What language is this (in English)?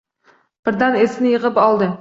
Uzbek